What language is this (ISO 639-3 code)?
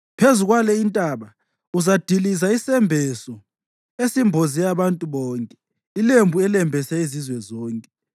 nde